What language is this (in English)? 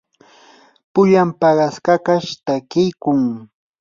Yanahuanca Pasco Quechua